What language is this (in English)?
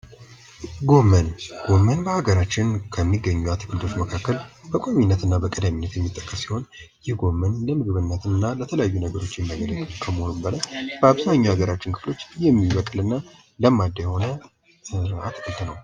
Amharic